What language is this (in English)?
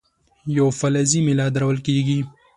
Pashto